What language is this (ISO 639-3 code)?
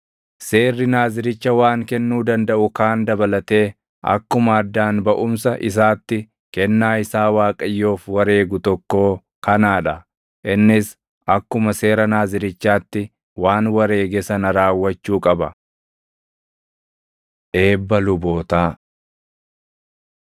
orm